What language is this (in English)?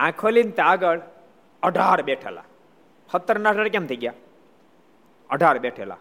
Gujarati